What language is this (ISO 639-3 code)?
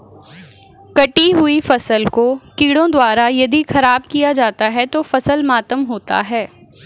hin